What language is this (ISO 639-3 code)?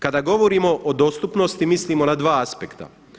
hrv